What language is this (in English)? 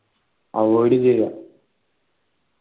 Malayalam